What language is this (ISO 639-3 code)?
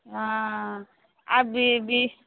ori